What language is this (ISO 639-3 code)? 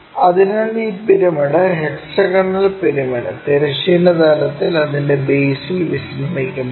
mal